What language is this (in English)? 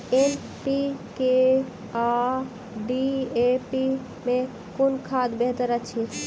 Maithili